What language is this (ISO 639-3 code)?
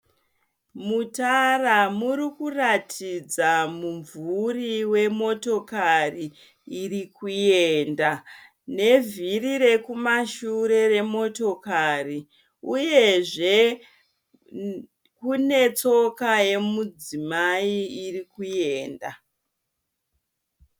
sna